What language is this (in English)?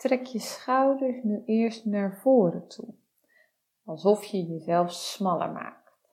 Dutch